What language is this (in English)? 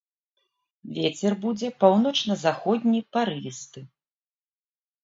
Belarusian